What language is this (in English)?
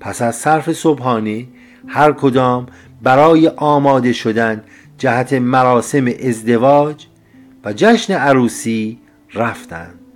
Persian